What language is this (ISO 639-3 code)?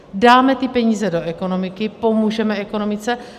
ces